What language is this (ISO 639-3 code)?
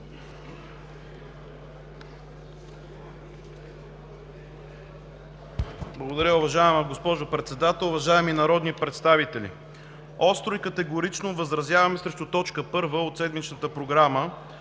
bul